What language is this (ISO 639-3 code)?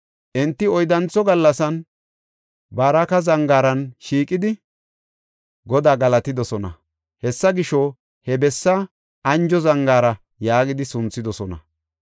gof